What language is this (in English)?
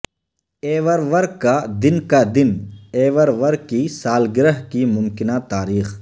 Urdu